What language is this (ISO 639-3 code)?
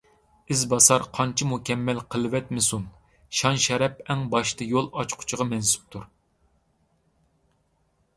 uig